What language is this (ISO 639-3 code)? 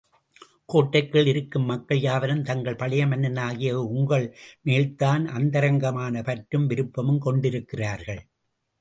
tam